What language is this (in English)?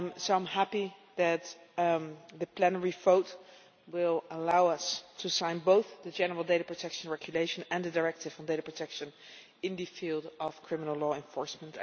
English